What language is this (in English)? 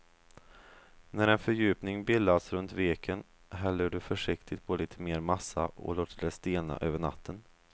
Swedish